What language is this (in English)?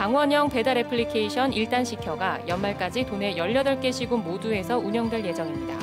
Korean